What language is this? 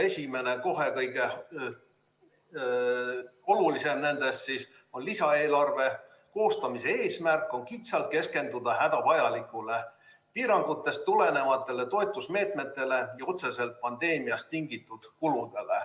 Estonian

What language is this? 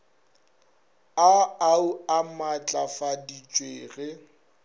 Northern Sotho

